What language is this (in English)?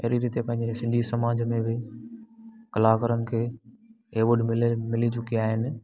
Sindhi